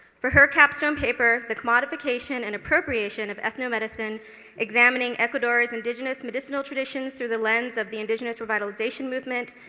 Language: English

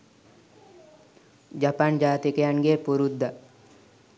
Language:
Sinhala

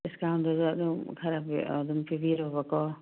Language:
Manipuri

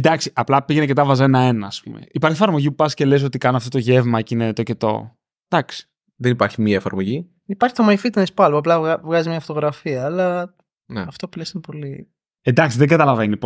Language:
Greek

